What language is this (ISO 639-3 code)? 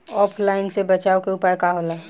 bho